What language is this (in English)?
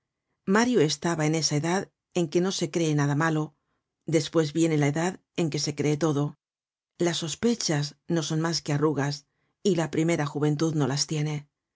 Spanish